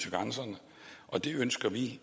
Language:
Danish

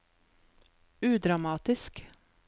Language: Norwegian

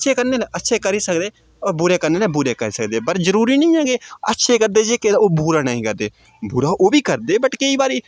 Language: Dogri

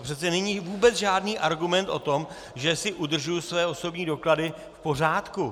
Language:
Czech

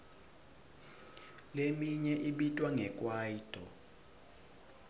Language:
Swati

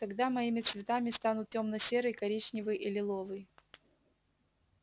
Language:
Russian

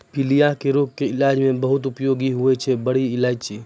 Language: Maithili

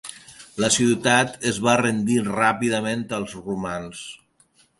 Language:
Catalan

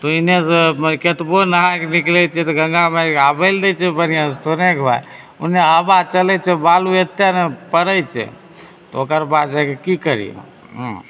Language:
Maithili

